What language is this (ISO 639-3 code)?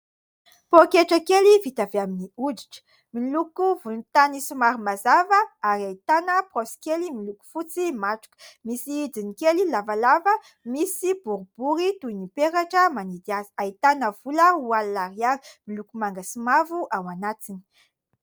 mlg